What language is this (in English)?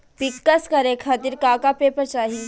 Bhojpuri